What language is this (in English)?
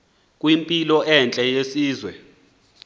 Xhosa